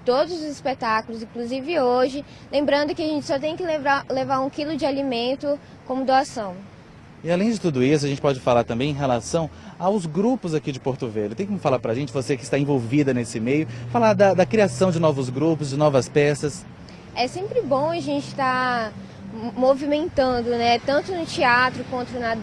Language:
Portuguese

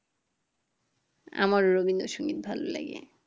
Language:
Bangla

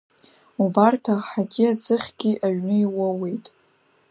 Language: Abkhazian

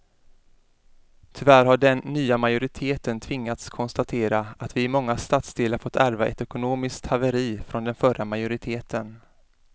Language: Swedish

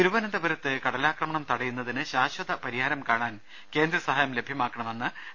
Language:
Malayalam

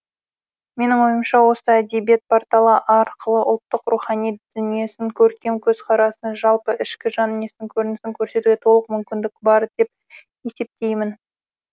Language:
Kazakh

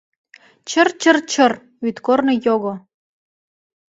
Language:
Mari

